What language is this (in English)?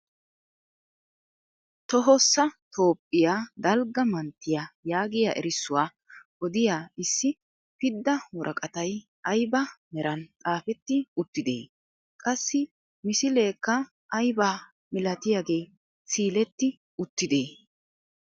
Wolaytta